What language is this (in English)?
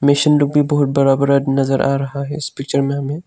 Hindi